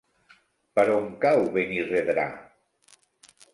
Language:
Catalan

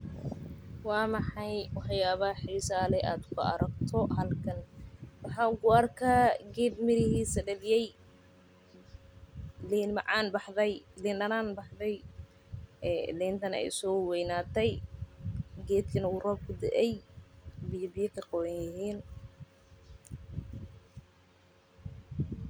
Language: Somali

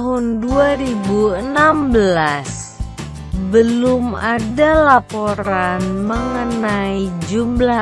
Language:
Indonesian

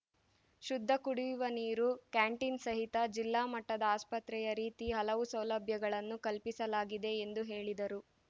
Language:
Kannada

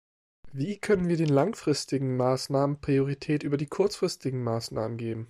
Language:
German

